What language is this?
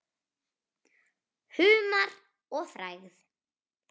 Icelandic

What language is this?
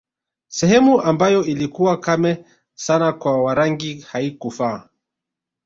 Swahili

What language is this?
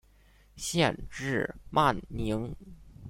Chinese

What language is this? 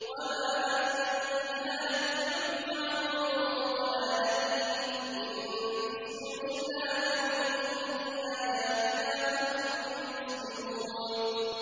Arabic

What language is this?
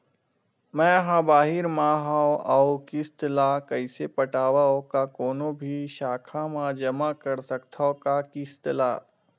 Chhattisgarhi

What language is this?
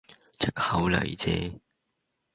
Cantonese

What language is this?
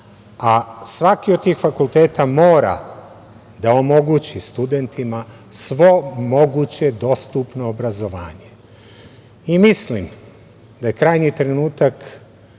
Serbian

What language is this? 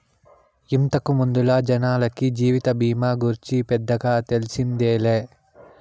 Telugu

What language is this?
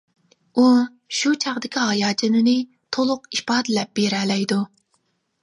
Uyghur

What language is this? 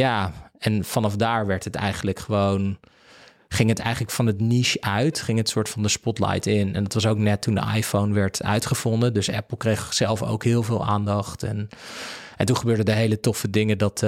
Dutch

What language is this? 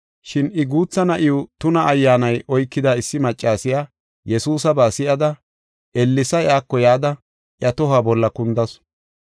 Gofa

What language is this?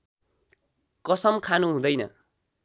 Nepali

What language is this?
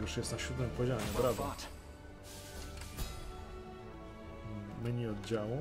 Polish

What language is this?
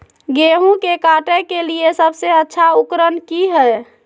Magahi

